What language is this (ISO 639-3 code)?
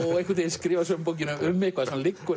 isl